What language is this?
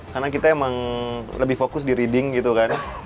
Indonesian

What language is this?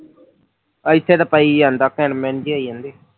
Punjabi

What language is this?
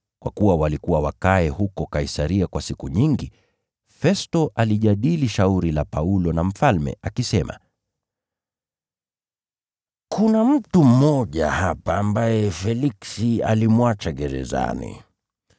Swahili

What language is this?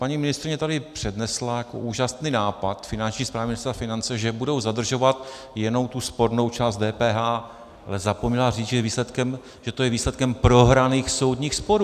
Czech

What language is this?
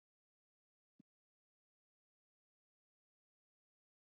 Macedonian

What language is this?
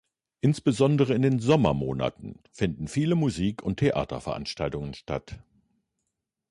German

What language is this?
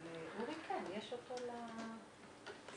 Hebrew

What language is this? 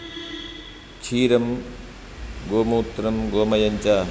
Sanskrit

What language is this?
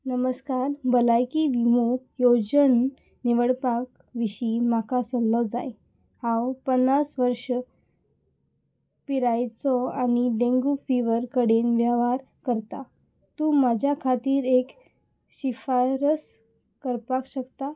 Konkani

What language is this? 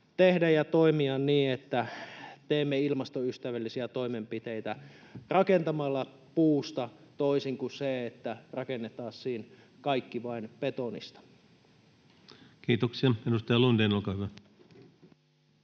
Finnish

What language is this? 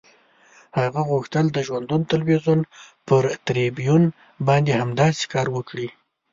Pashto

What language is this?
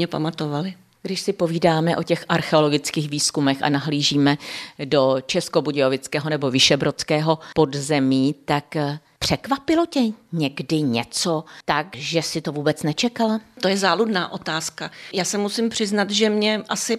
Czech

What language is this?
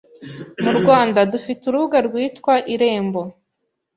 Kinyarwanda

